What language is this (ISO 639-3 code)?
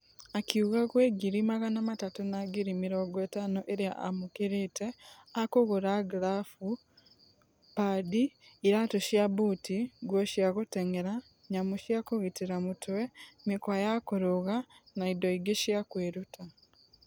kik